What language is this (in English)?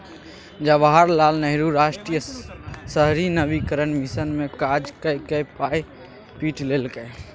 Maithili